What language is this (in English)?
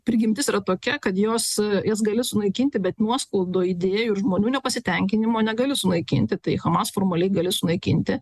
Lithuanian